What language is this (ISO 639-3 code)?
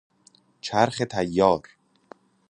fas